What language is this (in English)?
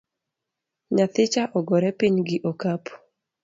Luo (Kenya and Tanzania)